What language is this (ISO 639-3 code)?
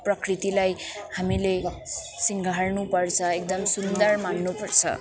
nep